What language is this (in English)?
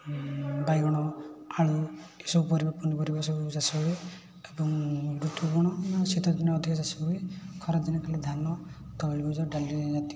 Odia